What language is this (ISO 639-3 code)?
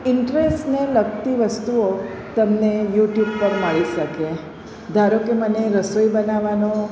guj